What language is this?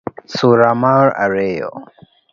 Luo (Kenya and Tanzania)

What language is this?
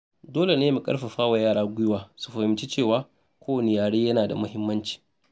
Hausa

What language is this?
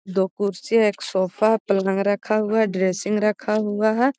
Magahi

